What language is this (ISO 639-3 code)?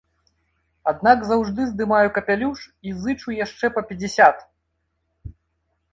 bel